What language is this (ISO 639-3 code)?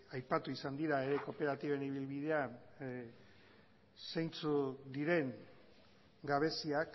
eus